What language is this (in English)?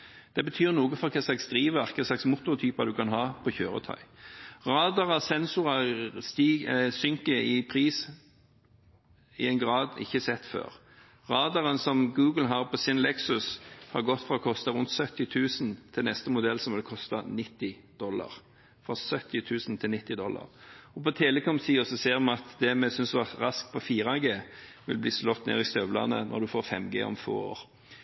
Norwegian Bokmål